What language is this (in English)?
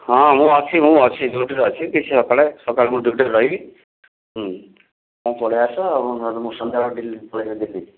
Odia